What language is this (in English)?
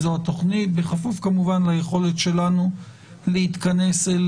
Hebrew